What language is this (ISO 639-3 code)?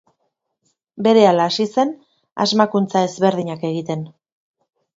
eus